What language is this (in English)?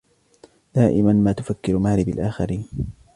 Arabic